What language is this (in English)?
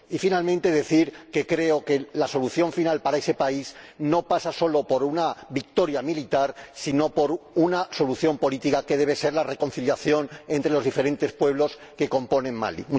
Spanish